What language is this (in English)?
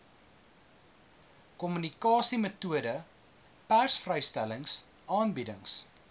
Afrikaans